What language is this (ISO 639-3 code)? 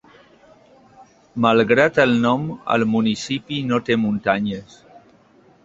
cat